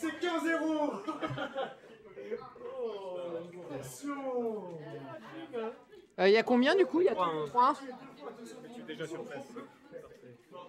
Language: French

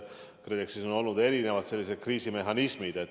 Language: Estonian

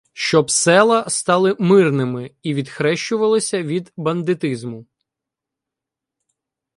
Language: Ukrainian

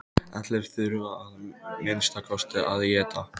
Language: Icelandic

